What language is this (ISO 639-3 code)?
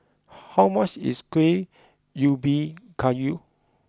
eng